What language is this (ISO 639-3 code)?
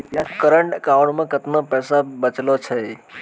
mai